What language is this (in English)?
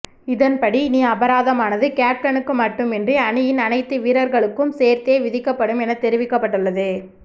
Tamil